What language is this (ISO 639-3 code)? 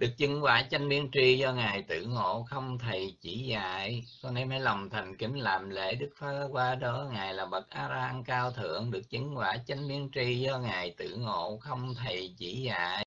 vie